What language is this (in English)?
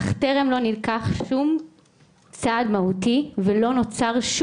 Hebrew